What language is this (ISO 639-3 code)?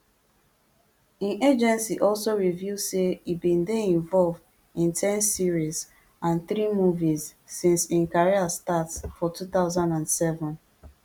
pcm